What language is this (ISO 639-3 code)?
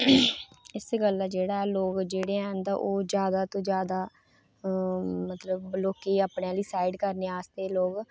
doi